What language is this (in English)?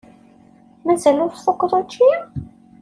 Kabyle